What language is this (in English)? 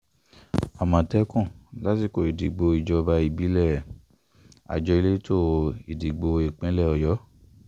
Yoruba